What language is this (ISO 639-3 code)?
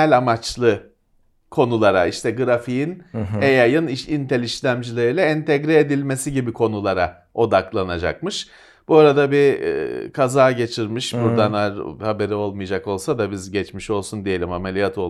tur